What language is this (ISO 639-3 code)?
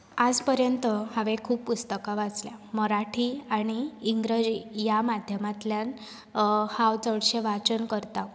kok